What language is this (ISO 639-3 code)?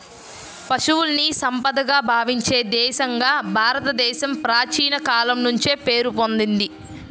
tel